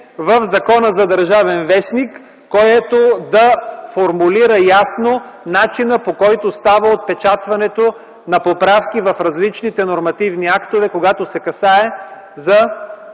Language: Bulgarian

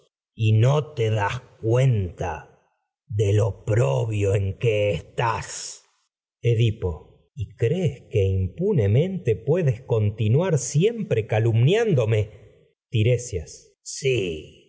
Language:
Spanish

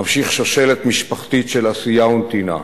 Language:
Hebrew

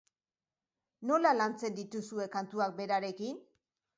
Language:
Basque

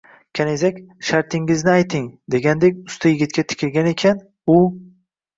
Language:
Uzbek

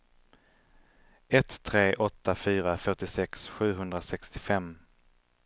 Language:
Swedish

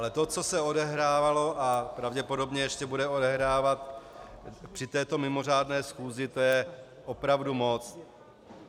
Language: Czech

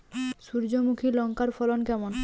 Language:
Bangla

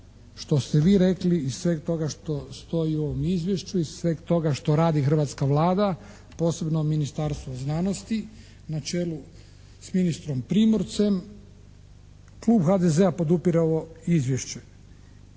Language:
Croatian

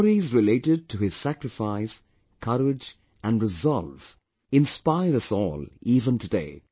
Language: English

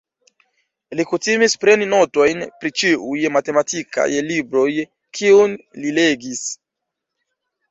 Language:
Esperanto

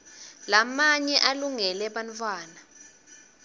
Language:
Swati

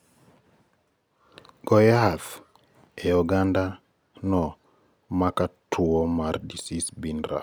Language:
Luo (Kenya and Tanzania)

